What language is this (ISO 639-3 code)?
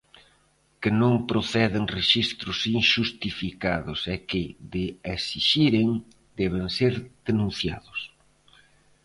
glg